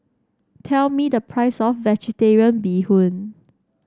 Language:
English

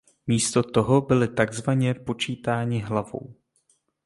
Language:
Czech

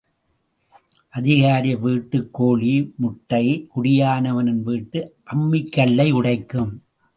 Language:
Tamil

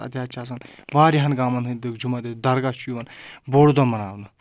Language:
Kashmiri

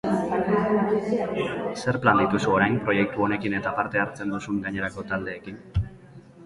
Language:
Basque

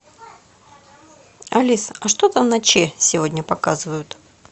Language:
Russian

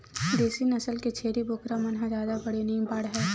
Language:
Chhattisgarhi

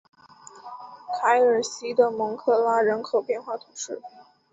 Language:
Chinese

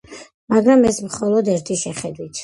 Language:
Georgian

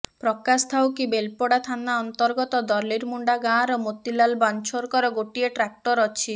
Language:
Odia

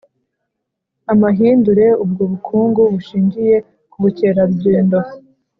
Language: Kinyarwanda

